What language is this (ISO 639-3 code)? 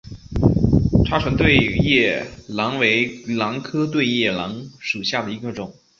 zho